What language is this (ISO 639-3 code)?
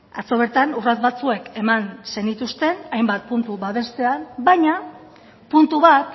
eus